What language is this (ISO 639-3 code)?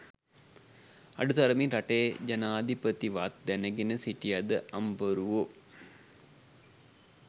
sin